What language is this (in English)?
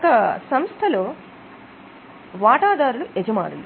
Telugu